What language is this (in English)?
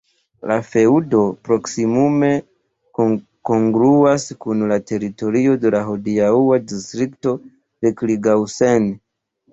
Esperanto